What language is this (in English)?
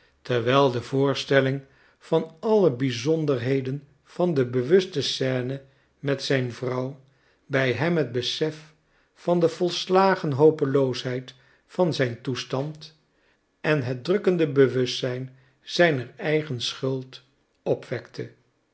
Dutch